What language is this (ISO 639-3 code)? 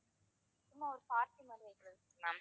tam